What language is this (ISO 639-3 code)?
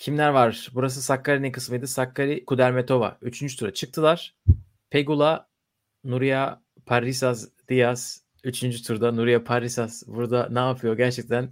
tur